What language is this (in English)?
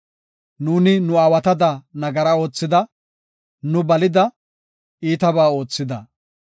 Gofa